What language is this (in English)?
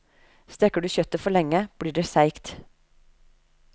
Norwegian